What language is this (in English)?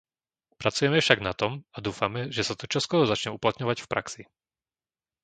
Slovak